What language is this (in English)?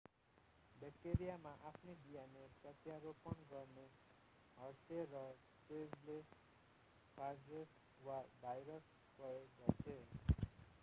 Nepali